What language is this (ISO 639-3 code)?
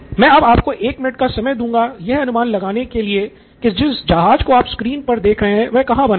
hin